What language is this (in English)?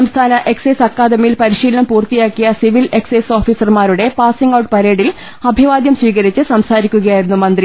Malayalam